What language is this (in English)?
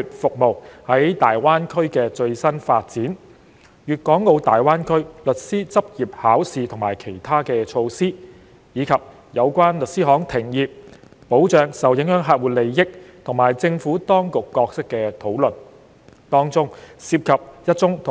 Cantonese